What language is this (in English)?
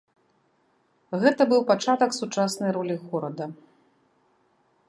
Belarusian